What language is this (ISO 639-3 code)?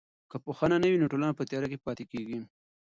pus